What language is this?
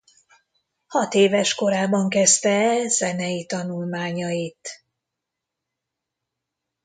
Hungarian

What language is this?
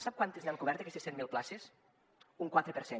Catalan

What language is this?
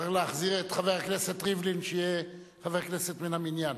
Hebrew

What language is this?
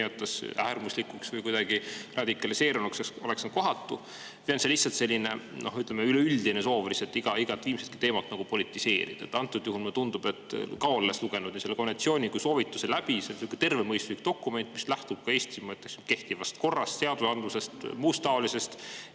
Estonian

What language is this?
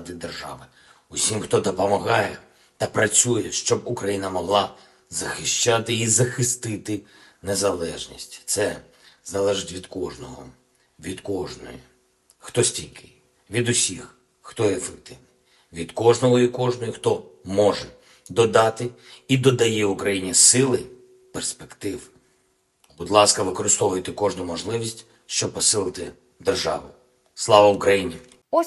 Ukrainian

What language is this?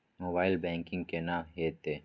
Maithili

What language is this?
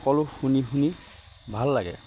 Assamese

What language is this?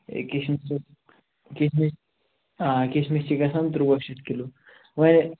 Kashmiri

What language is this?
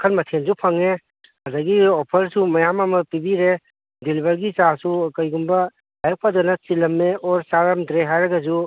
Manipuri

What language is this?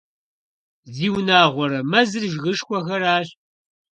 Kabardian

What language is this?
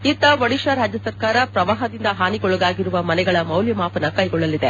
Kannada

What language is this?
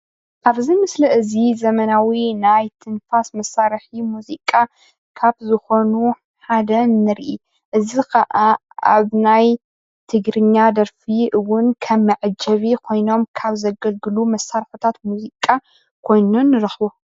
Tigrinya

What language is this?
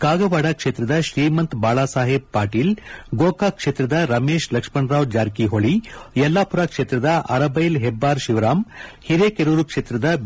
Kannada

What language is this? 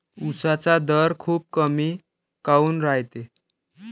Marathi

